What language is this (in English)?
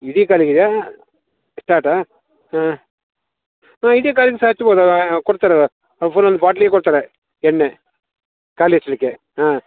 Kannada